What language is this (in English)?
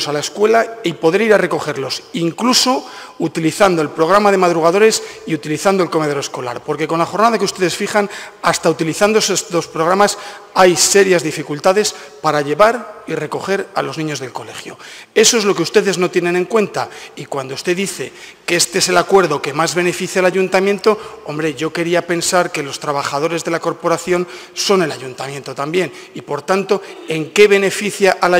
Spanish